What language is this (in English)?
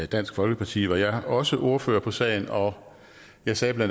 Danish